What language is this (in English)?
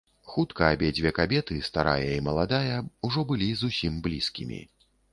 Belarusian